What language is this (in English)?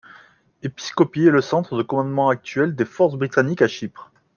French